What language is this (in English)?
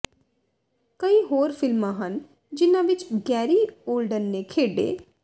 Punjabi